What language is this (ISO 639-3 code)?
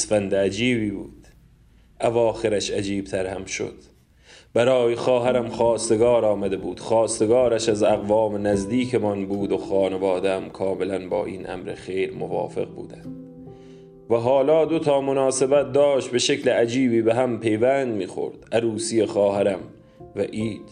fas